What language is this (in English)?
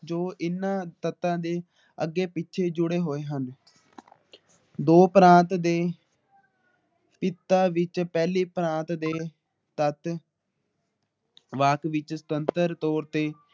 Punjabi